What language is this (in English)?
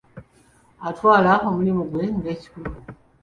Ganda